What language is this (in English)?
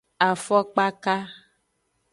Aja (Benin)